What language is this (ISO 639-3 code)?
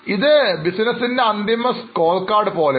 mal